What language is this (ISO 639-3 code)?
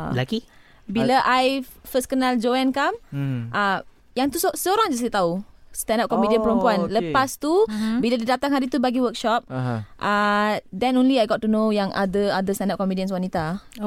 msa